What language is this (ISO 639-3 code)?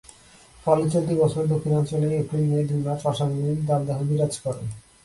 ben